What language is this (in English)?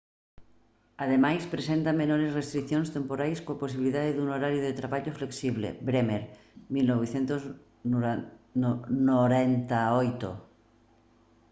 Galician